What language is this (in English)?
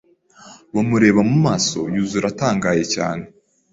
Kinyarwanda